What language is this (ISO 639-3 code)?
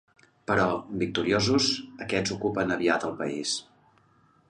cat